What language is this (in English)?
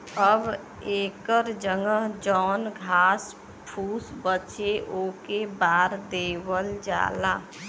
Bhojpuri